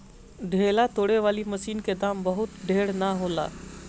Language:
Bhojpuri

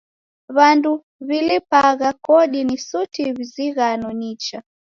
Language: Taita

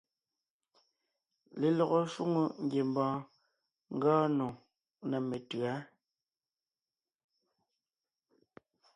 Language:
Ngiemboon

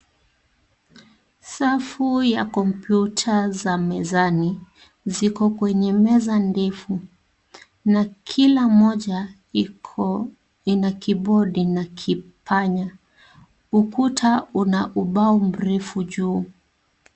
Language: Swahili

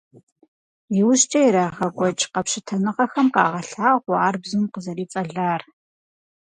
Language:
Kabardian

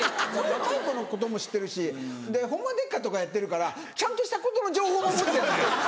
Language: Japanese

